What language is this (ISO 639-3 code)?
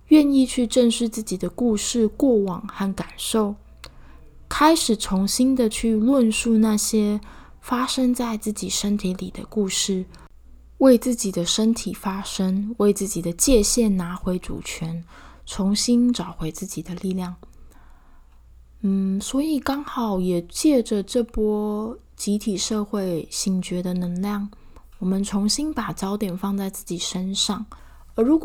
zho